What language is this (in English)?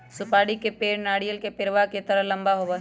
Magahi